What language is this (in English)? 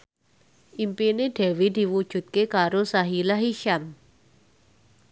Javanese